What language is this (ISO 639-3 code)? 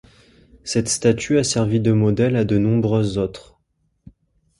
fra